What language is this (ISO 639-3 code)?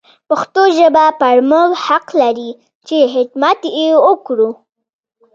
pus